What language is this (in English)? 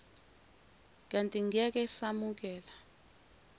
Zulu